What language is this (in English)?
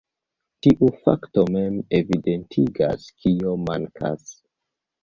Esperanto